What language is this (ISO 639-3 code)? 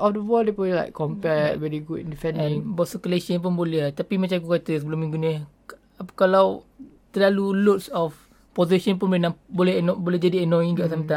msa